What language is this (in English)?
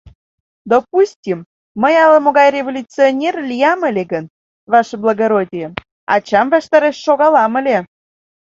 Mari